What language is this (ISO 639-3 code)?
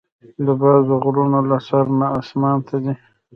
pus